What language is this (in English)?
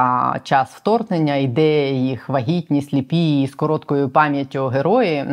Ukrainian